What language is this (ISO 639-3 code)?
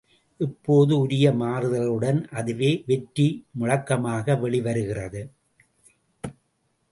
tam